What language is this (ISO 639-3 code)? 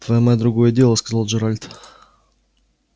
rus